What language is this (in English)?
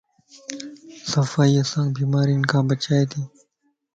Lasi